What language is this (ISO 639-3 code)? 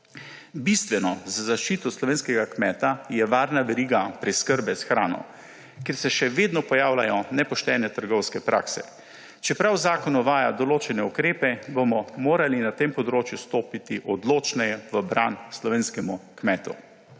slv